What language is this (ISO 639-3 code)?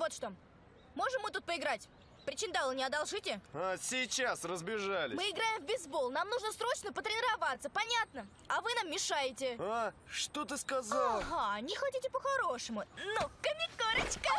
rus